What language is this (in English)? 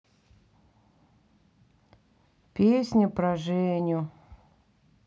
Russian